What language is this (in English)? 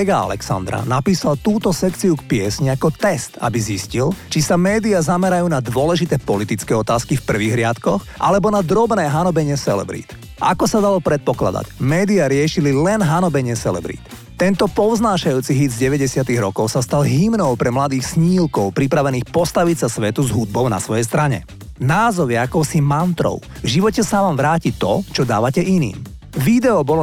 Slovak